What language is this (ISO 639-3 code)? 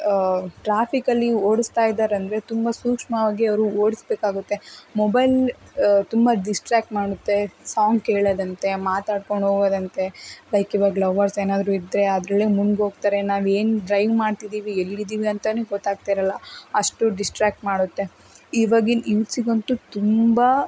kan